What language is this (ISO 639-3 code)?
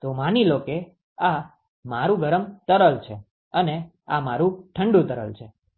guj